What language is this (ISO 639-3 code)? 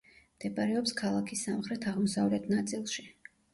kat